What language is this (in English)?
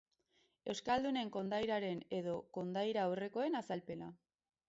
Basque